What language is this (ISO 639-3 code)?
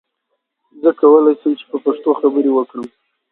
pus